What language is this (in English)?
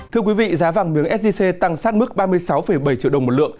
Vietnamese